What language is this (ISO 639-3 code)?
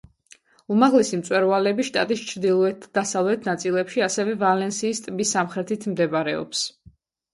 kat